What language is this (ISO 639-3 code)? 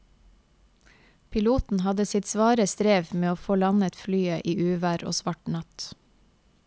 nor